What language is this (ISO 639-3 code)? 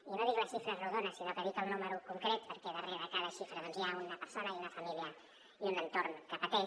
cat